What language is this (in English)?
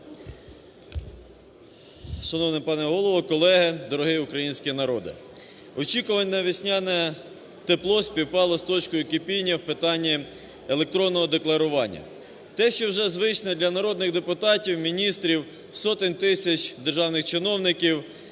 Ukrainian